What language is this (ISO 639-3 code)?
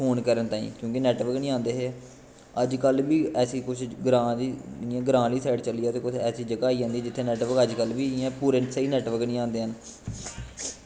doi